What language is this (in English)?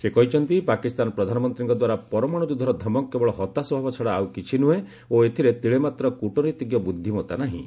Odia